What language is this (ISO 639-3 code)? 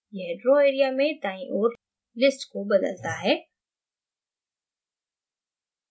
hin